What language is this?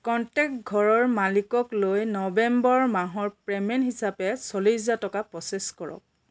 Assamese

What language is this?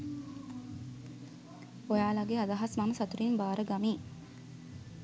Sinhala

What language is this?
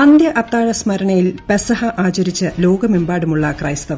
Malayalam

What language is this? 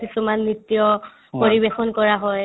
Assamese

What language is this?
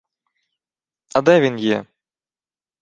Ukrainian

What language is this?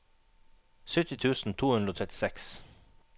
Norwegian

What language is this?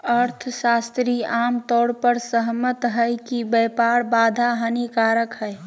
Magahi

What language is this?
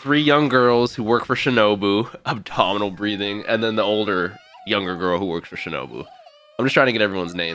English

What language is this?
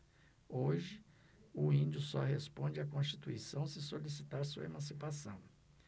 Portuguese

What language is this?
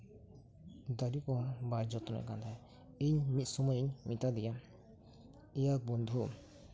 Santali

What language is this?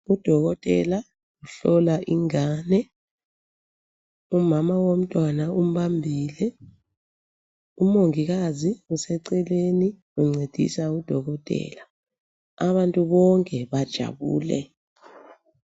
North Ndebele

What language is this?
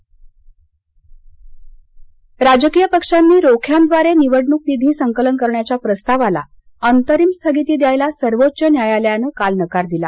Marathi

